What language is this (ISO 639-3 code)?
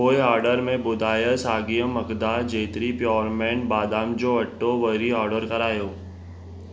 snd